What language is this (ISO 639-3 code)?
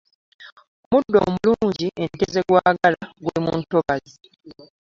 lug